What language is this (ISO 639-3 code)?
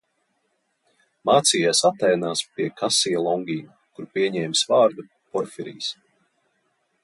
lav